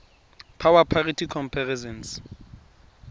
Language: Tswana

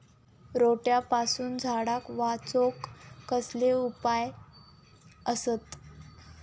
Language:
Marathi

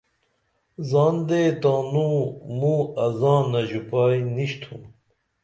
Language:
Dameli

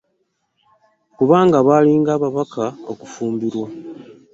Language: Ganda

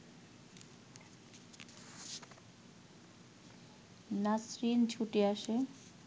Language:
Bangla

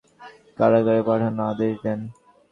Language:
Bangla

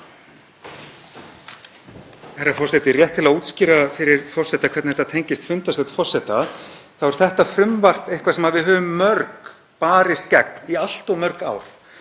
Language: Icelandic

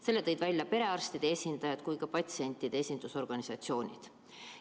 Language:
Estonian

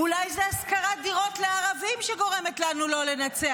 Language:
Hebrew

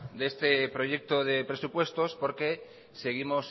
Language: Spanish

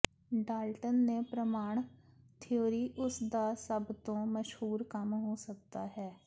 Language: Punjabi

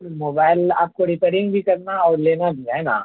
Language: Urdu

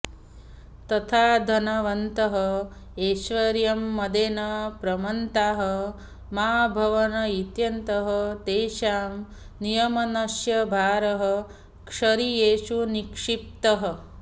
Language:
Sanskrit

